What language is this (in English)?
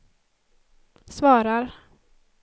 Swedish